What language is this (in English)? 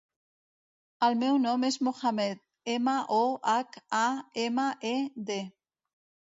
Catalan